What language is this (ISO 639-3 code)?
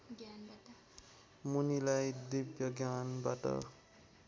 nep